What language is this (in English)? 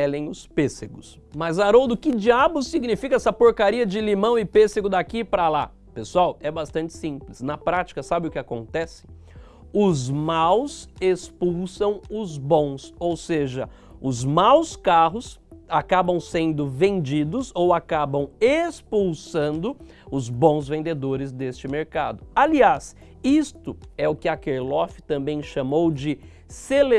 Portuguese